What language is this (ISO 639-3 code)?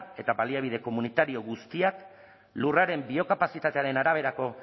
eus